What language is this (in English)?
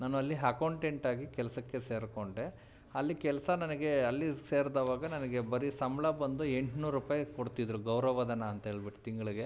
Kannada